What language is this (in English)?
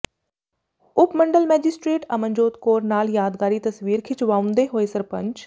Punjabi